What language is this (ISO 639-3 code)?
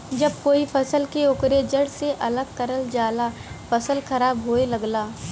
bho